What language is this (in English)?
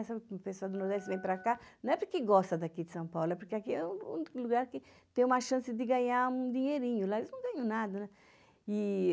Portuguese